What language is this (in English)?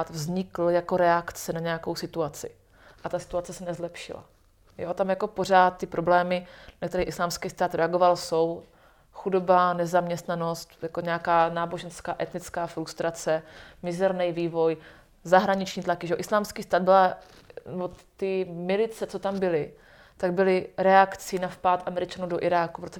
Czech